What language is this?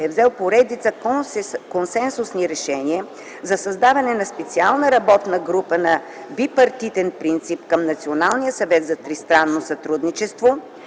Bulgarian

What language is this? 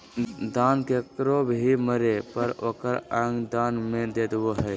Magahi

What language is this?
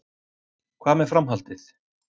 Icelandic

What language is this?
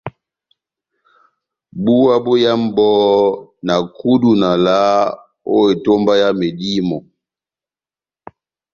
Batanga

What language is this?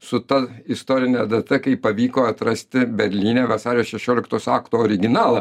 Lithuanian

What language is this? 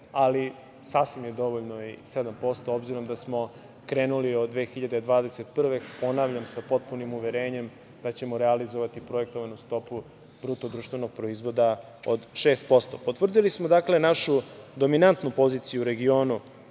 Serbian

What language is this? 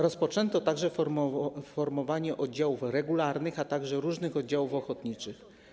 Polish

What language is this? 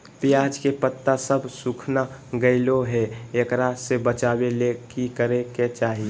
Magahi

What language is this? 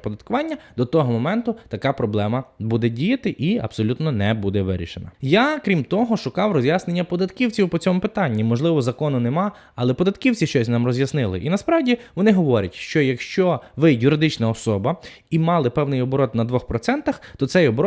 Ukrainian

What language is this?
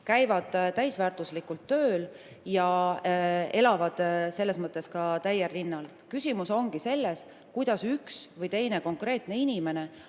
Estonian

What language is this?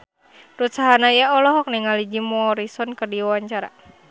Sundanese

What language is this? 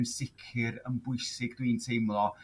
Welsh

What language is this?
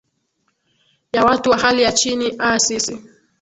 Swahili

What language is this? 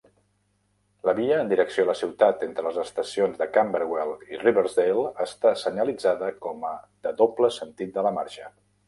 Catalan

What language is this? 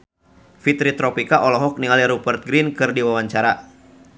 Sundanese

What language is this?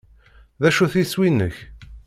Kabyle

